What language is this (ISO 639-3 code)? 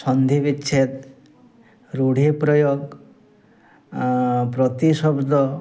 ori